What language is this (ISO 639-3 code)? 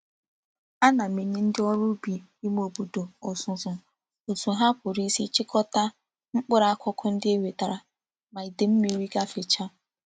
ibo